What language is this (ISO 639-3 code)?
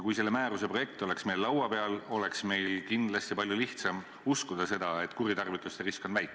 est